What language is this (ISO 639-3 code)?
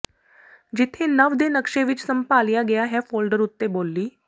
pan